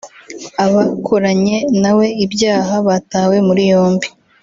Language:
Kinyarwanda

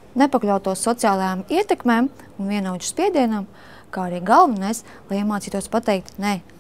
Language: Latvian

